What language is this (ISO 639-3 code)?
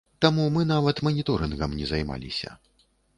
bel